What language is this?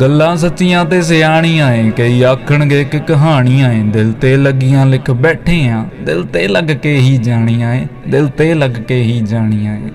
Hindi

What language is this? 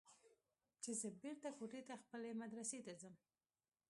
Pashto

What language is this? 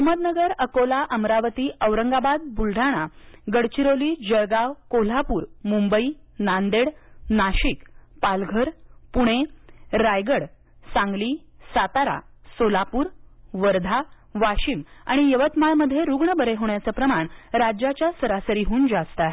Marathi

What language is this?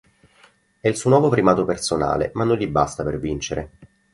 Italian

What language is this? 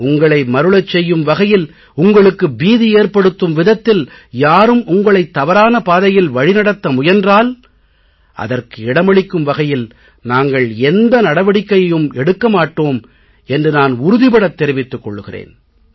Tamil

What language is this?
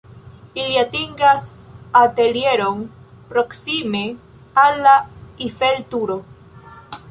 Esperanto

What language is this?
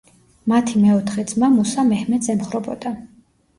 Georgian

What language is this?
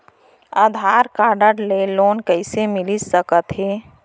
Chhattisgarhi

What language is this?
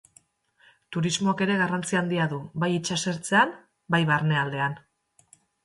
Basque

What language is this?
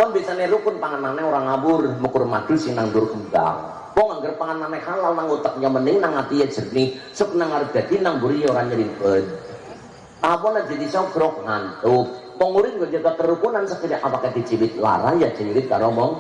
Indonesian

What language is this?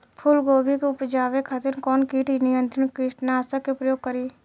Bhojpuri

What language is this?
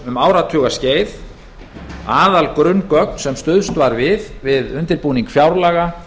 Icelandic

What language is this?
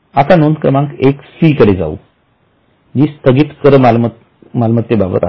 Marathi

